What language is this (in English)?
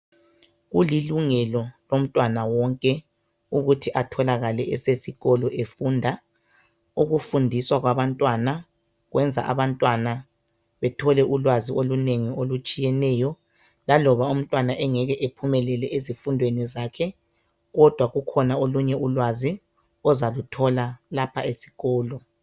North Ndebele